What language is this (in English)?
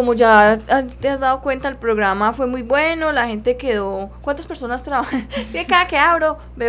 Spanish